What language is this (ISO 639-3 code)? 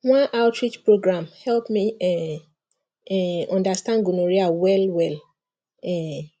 pcm